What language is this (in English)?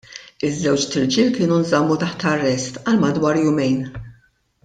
Maltese